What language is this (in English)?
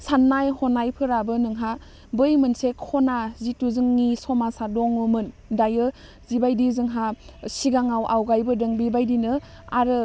Bodo